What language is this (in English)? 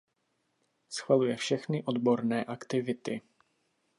Czech